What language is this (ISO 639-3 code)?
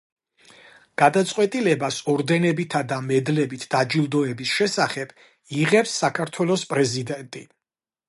kat